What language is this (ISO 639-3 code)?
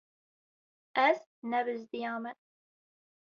kur